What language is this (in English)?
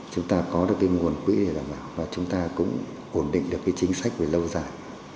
Vietnamese